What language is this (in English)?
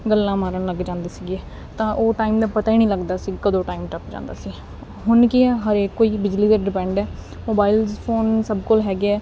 Punjabi